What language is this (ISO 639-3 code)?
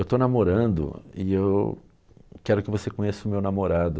por